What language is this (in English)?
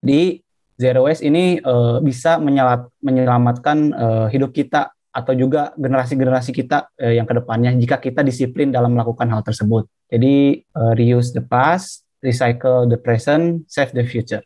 Indonesian